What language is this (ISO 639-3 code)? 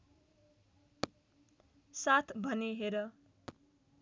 nep